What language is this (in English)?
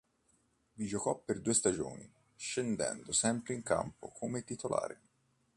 Italian